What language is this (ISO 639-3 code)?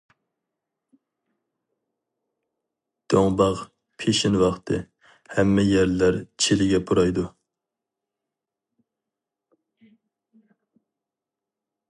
uig